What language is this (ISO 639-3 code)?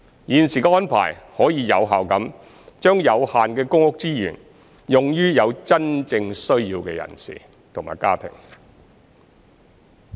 yue